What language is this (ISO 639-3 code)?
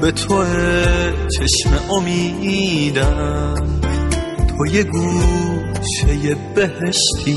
fas